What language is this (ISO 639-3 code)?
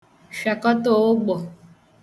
ibo